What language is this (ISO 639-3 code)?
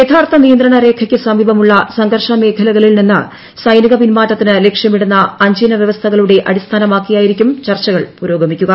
mal